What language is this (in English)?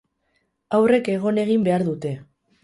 Basque